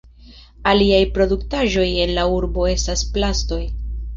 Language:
Esperanto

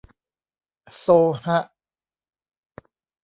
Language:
Thai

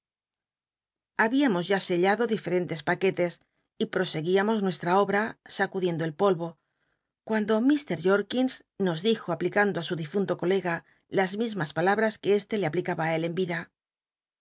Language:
Spanish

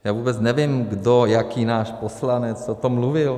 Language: Czech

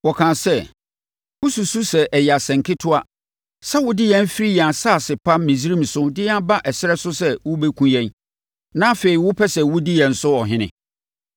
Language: Akan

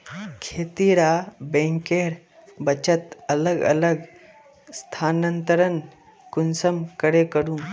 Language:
Magahi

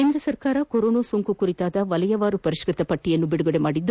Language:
Kannada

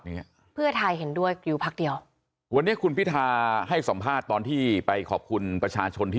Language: Thai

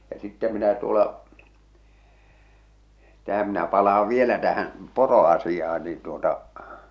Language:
Finnish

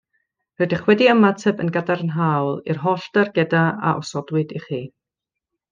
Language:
Welsh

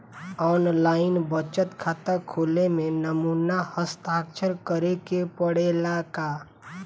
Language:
Bhojpuri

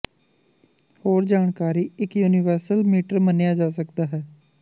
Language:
Punjabi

